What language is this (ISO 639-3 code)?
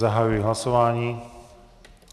ces